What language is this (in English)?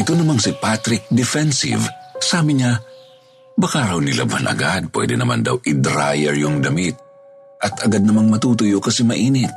Filipino